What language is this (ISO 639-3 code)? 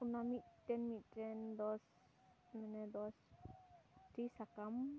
sat